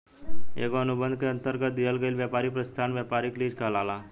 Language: Bhojpuri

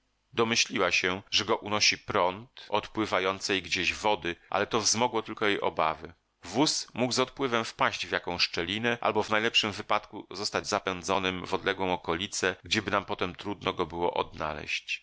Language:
Polish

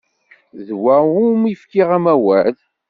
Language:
Kabyle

